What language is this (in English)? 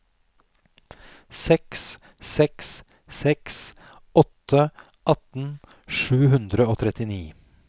Norwegian